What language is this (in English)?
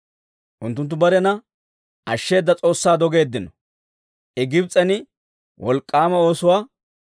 Dawro